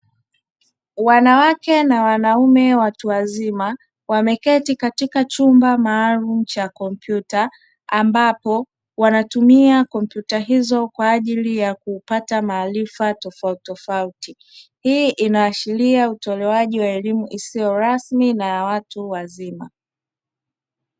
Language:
Swahili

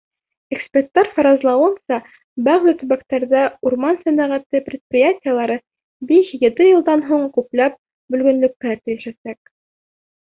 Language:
Bashkir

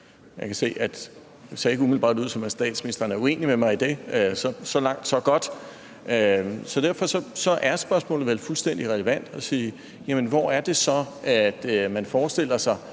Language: Danish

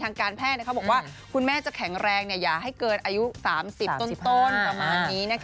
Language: Thai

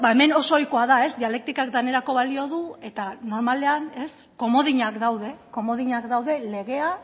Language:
Basque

